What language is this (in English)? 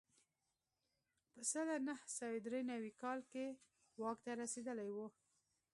Pashto